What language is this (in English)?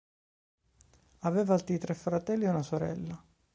Italian